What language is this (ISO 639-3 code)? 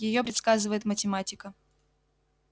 rus